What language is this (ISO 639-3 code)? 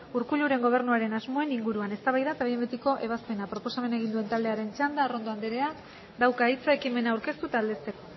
eus